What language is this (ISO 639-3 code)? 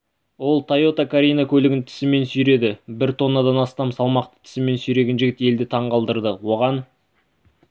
kaz